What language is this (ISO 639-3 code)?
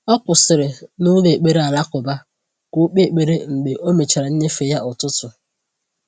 ibo